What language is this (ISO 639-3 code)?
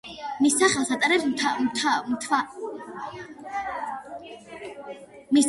kat